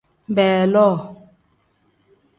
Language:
Tem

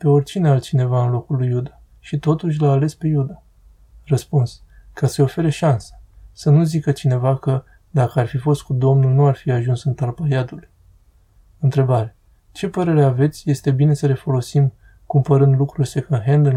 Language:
Romanian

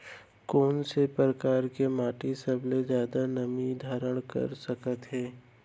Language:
Chhattisgarhi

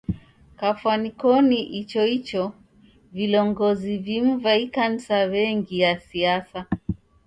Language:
Taita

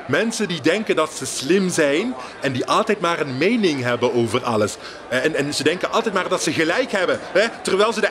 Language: Dutch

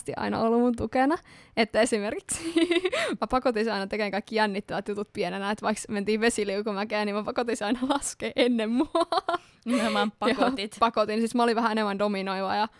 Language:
Finnish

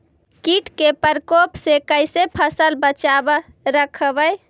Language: Magahi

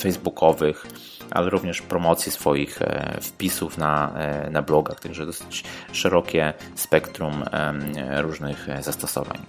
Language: Polish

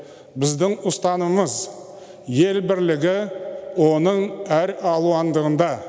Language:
Kazakh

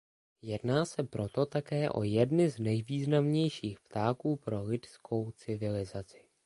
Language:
Czech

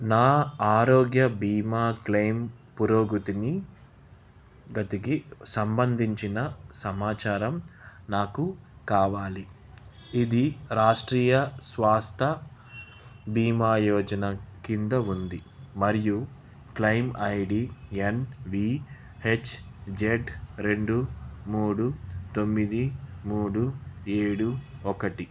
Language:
Telugu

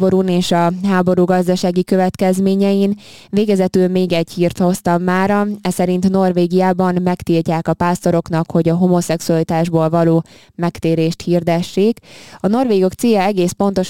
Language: Hungarian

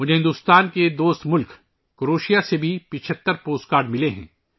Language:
Urdu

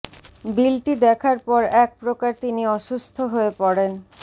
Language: Bangla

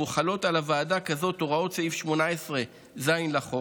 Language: Hebrew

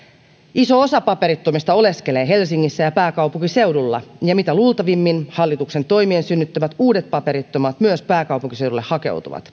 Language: Finnish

